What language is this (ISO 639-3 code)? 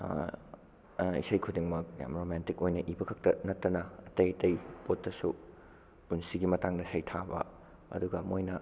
mni